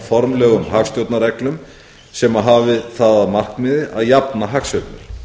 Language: Icelandic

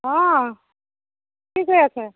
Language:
Assamese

